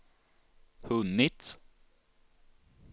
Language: Swedish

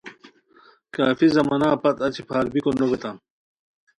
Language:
Khowar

